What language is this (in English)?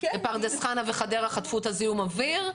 Hebrew